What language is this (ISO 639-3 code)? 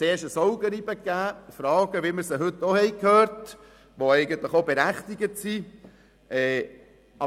gsw